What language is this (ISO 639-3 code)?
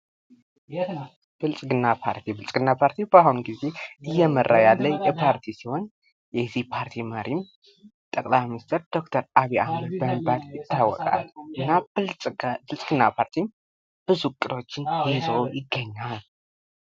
amh